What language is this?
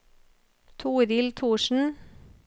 Norwegian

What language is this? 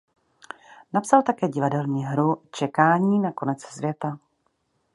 Czech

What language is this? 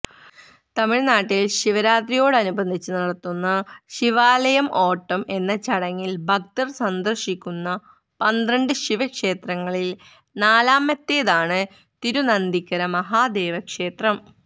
Malayalam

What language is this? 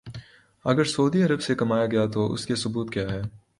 Urdu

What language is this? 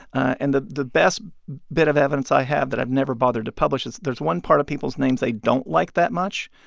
English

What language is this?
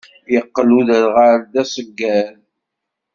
Kabyle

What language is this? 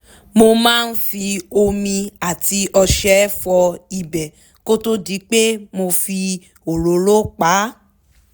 Yoruba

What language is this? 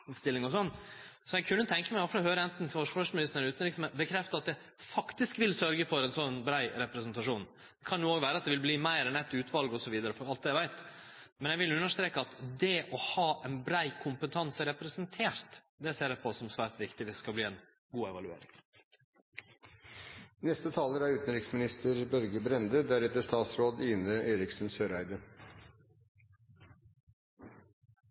Norwegian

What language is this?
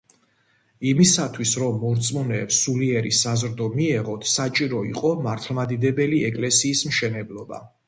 Georgian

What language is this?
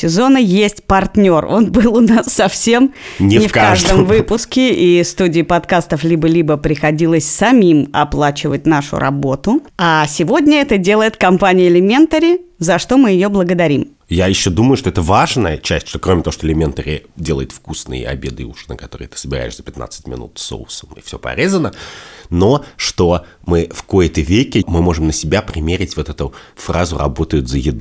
Russian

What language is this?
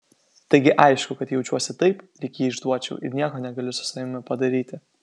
Lithuanian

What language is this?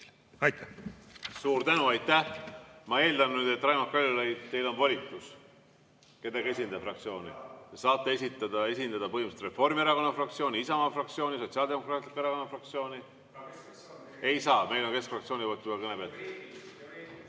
Estonian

